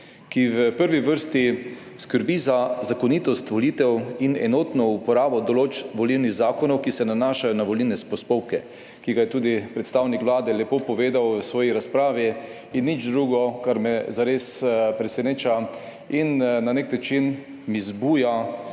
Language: Slovenian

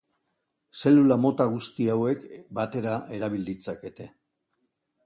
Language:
Basque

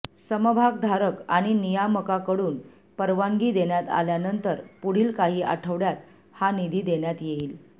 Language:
Marathi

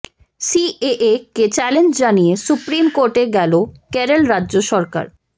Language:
Bangla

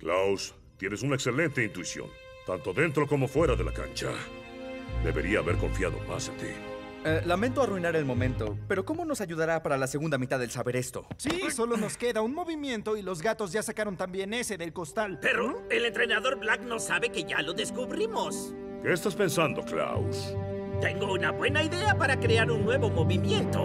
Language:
Spanish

